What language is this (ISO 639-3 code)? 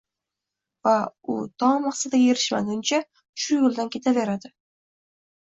uzb